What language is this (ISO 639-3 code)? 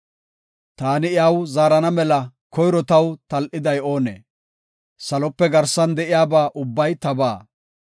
gof